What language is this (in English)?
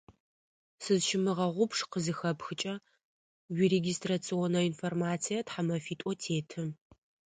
Adyghe